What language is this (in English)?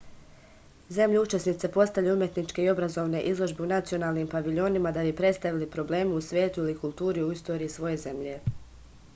Serbian